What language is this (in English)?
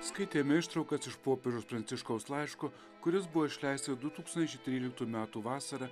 Lithuanian